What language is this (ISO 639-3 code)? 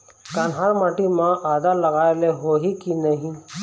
hne